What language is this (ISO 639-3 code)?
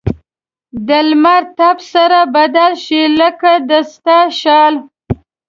pus